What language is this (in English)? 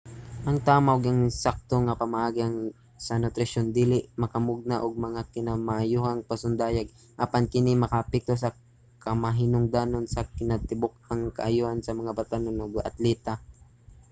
Cebuano